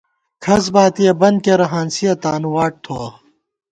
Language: Gawar-Bati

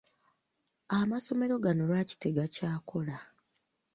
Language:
Ganda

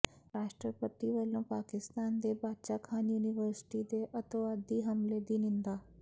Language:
Punjabi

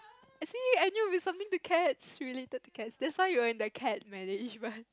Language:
English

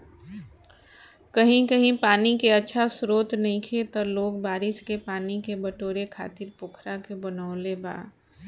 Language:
Bhojpuri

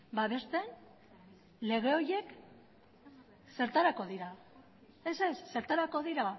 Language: Basque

